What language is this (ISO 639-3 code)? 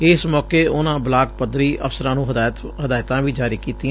pan